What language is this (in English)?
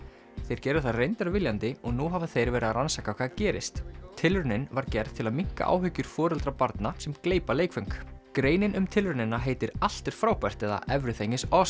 Icelandic